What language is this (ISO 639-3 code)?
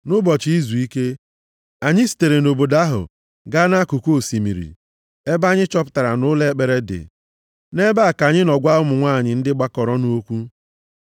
ibo